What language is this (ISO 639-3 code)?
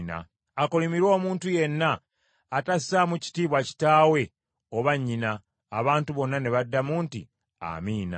lug